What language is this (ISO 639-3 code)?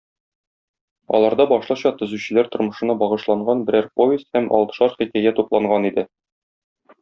tat